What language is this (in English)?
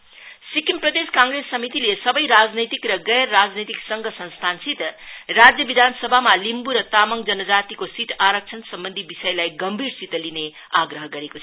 Nepali